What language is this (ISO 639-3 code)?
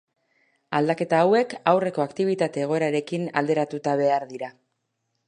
eus